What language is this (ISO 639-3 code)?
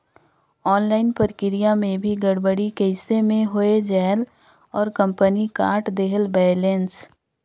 hne